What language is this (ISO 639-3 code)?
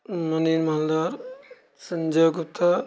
mai